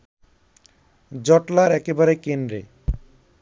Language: Bangla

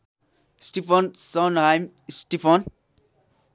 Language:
Nepali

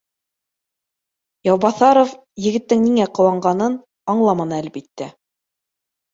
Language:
Bashkir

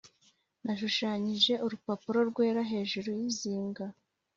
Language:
Kinyarwanda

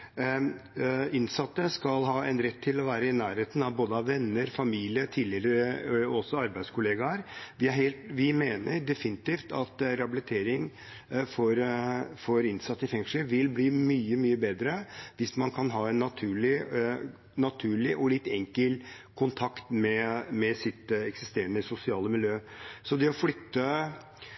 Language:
Norwegian Bokmål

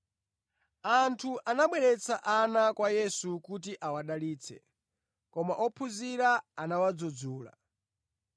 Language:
Nyanja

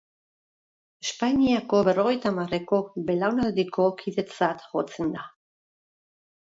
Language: Basque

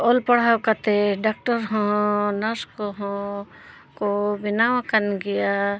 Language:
Santali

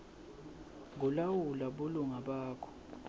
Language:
Swati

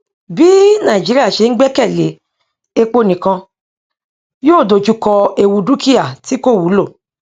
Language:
Yoruba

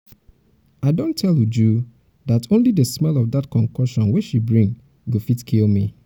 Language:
Nigerian Pidgin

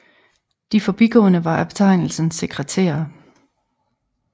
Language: Danish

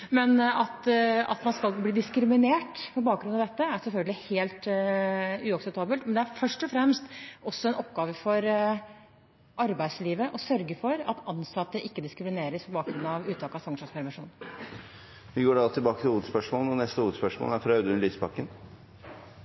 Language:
Norwegian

